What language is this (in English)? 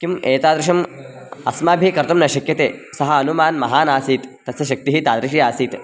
Sanskrit